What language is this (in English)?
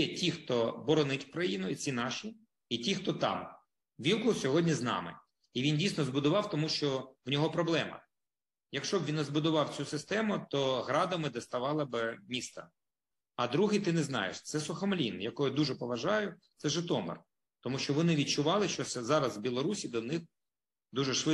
Ukrainian